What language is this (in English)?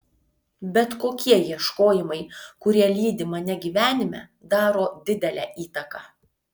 Lithuanian